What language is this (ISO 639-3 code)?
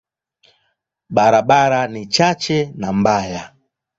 swa